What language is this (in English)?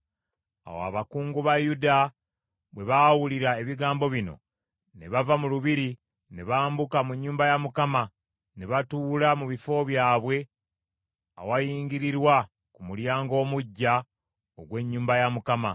Ganda